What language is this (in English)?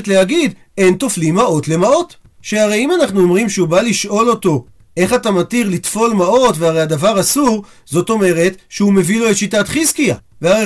Hebrew